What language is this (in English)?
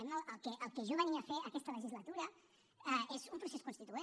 Catalan